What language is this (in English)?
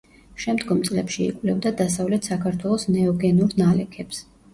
Georgian